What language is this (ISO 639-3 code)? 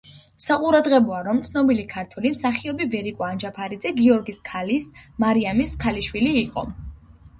kat